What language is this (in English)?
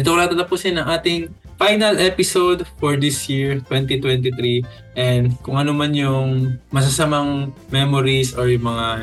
Filipino